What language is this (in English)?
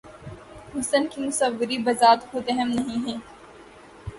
Urdu